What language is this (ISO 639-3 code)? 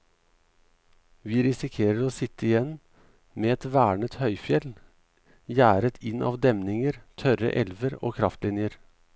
nor